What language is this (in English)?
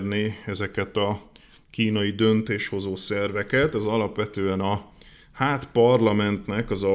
Hungarian